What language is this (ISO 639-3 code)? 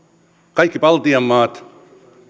fin